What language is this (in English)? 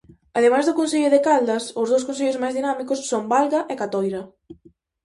Galician